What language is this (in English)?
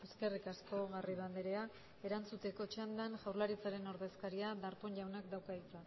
Basque